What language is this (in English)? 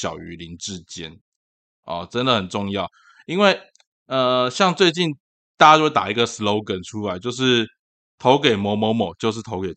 Chinese